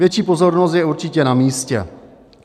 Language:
Czech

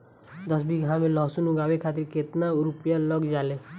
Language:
Bhojpuri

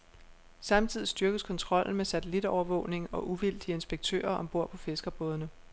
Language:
Danish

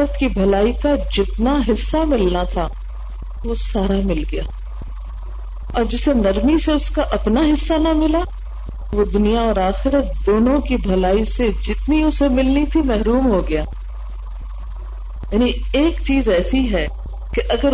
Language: Urdu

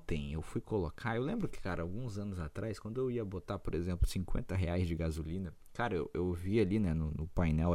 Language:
Portuguese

